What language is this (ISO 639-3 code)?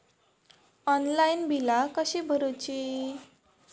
mar